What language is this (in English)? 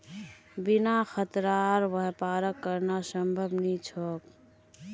Magahi